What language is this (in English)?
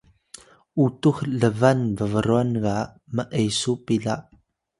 Atayal